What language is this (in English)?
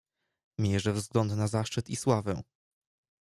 Polish